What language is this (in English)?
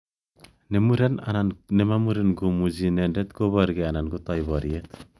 Kalenjin